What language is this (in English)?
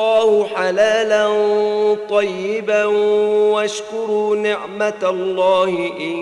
Arabic